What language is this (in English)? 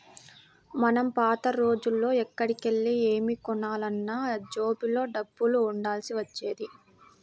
Telugu